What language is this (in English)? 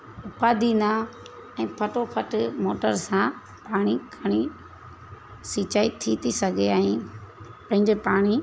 Sindhi